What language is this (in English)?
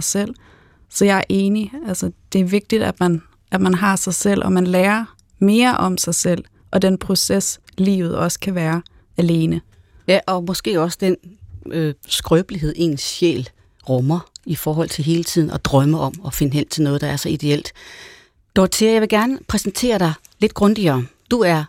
Danish